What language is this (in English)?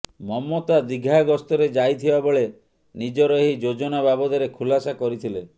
Odia